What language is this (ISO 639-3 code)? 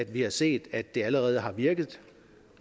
dan